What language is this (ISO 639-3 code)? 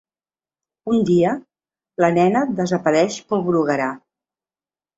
cat